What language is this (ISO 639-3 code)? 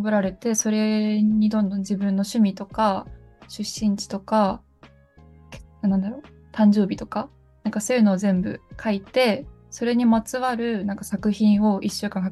jpn